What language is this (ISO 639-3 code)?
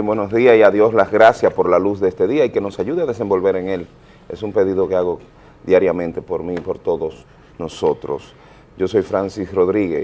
spa